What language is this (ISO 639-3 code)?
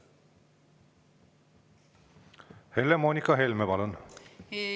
est